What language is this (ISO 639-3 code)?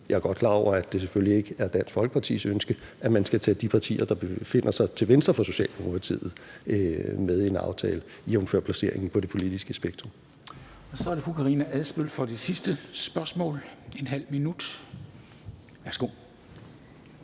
dan